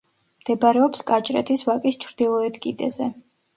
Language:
Georgian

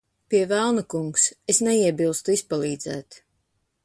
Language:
Latvian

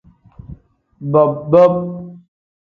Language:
Tem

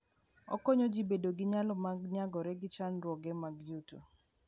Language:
Luo (Kenya and Tanzania)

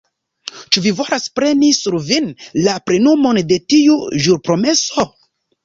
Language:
Esperanto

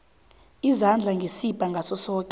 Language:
South Ndebele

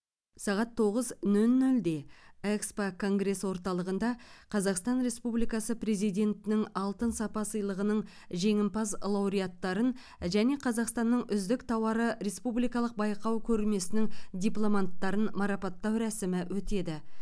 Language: Kazakh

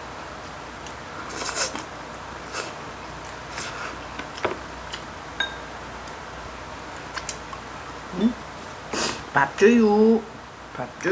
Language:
Korean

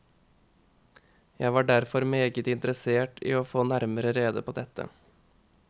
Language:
Norwegian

